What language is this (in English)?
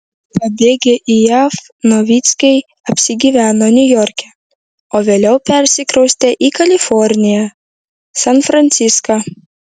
Lithuanian